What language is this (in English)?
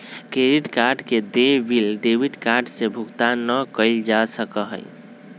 Magahi